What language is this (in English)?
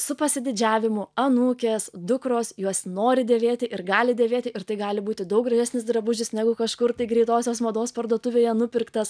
Lithuanian